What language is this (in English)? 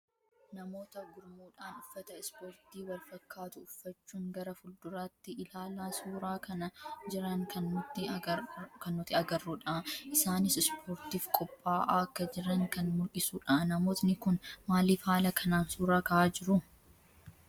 Oromo